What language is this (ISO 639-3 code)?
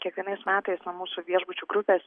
lit